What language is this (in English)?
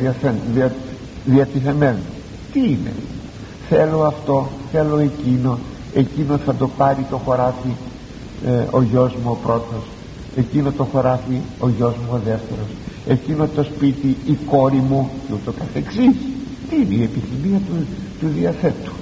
Greek